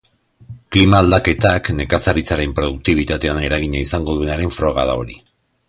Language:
Basque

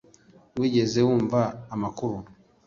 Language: Kinyarwanda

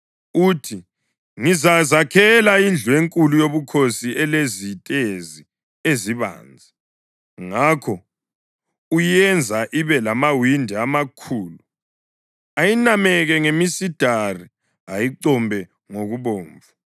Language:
North Ndebele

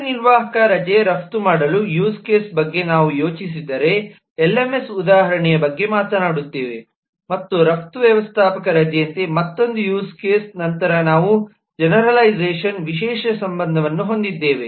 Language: Kannada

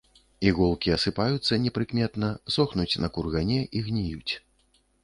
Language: Belarusian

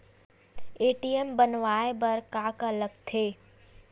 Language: Chhattisgarhi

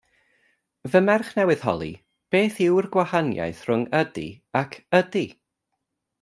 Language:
Welsh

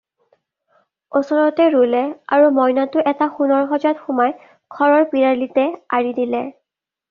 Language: Assamese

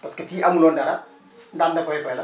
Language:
Wolof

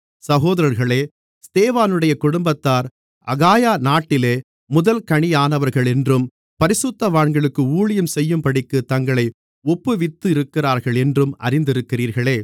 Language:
Tamil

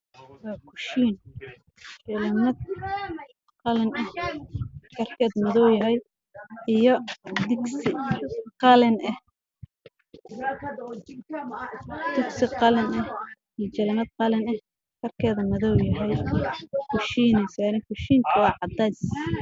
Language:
Somali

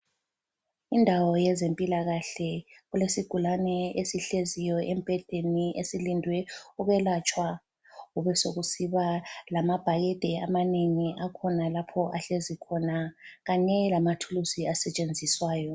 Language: North Ndebele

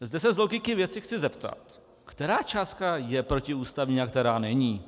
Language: Czech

